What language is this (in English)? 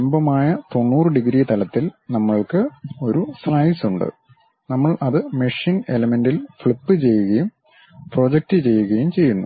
Malayalam